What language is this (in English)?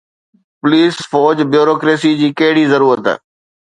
Sindhi